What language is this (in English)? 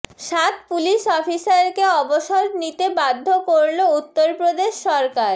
Bangla